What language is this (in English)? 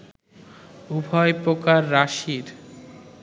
Bangla